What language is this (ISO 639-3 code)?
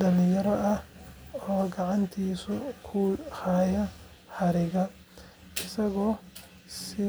som